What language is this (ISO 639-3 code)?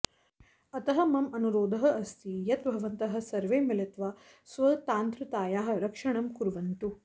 san